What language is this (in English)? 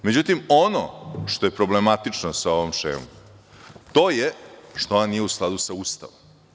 Serbian